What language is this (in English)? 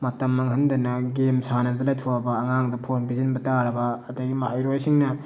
Manipuri